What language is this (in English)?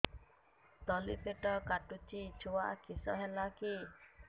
Odia